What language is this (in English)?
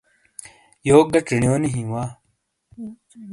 Shina